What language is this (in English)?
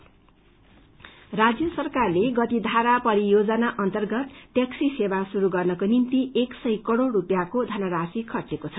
Nepali